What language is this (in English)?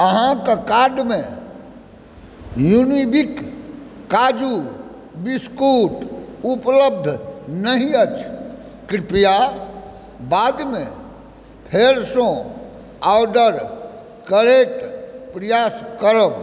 Maithili